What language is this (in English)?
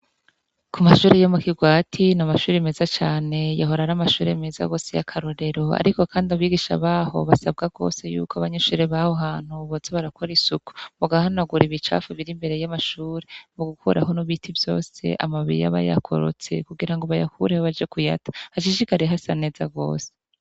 Rundi